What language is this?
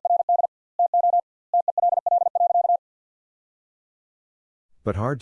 English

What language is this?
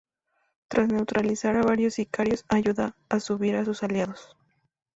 Spanish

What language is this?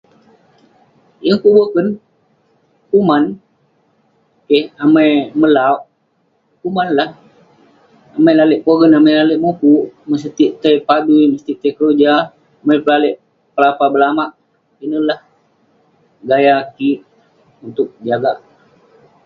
Western Penan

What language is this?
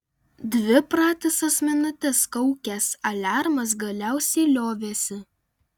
Lithuanian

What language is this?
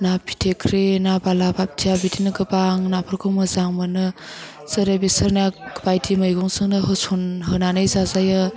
Bodo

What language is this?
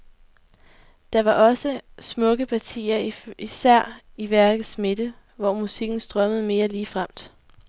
Danish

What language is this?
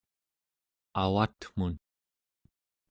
Central Yupik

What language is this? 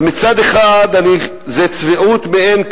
Hebrew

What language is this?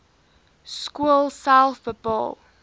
Afrikaans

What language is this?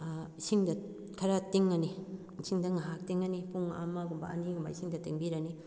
Manipuri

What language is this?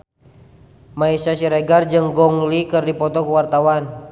Sundanese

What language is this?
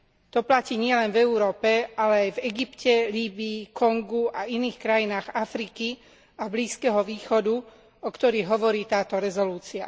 Slovak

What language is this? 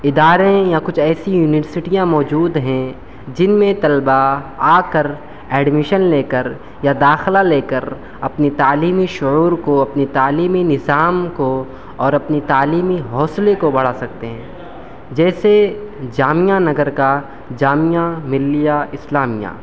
Urdu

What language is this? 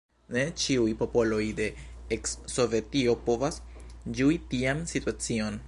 Esperanto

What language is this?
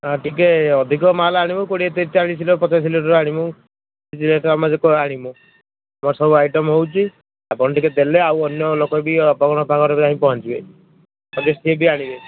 Odia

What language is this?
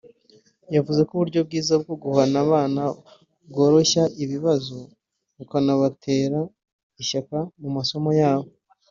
Kinyarwanda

